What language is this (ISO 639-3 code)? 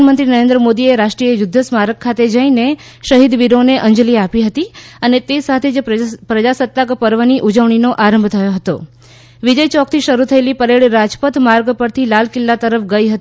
guj